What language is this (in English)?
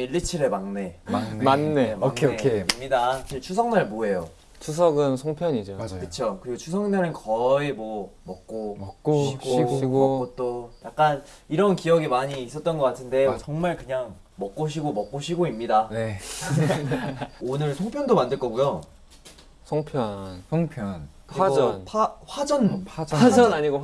Korean